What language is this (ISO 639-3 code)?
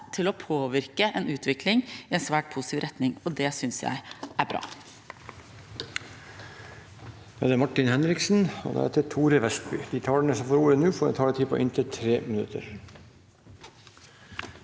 nor